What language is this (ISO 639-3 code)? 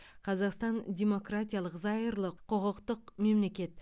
kaz